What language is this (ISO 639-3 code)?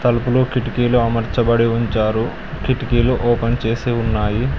tel